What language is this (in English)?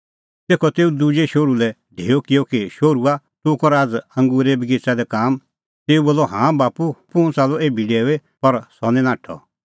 Kullu Pahari